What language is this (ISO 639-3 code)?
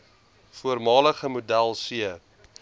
afr